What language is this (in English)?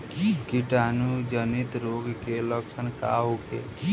Bhojpuri